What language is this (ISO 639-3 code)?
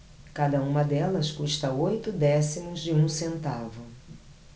por